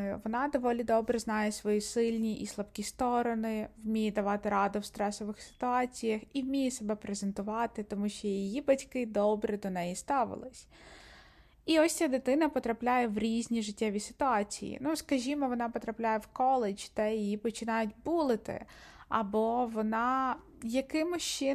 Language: Ukrainian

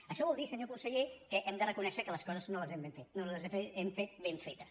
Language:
Catalan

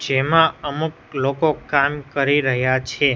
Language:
Gujarati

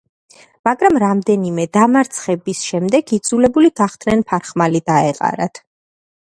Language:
Georgian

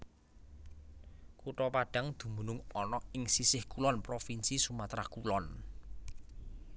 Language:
Javanese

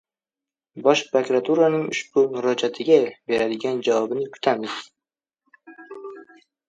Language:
Uzbek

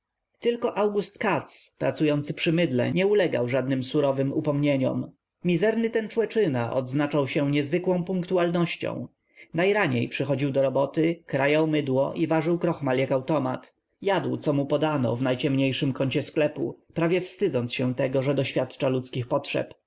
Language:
Polish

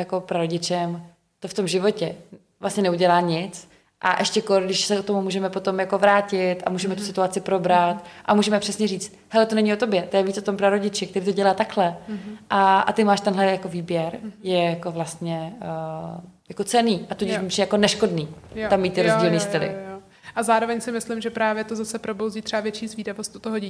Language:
Czech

